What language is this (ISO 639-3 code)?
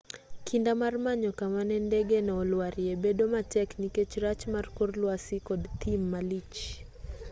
luo